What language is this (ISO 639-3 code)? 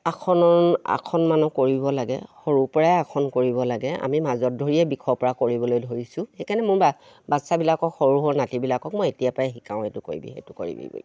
asm